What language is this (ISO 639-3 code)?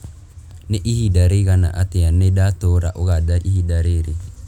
kik